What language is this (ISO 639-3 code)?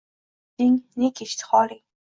uzb